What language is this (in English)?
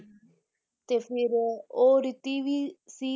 Punjabi